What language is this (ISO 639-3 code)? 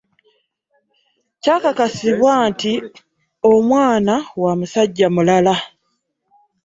lug